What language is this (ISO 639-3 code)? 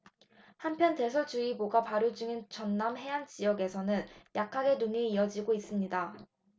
kor